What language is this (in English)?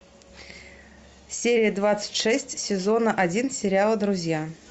Russian